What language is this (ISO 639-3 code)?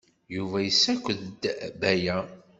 kab